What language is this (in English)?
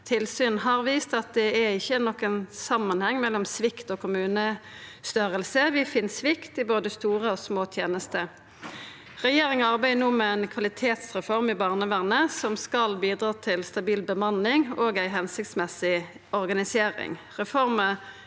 Norwegian